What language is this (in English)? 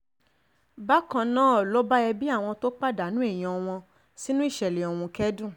Yoruba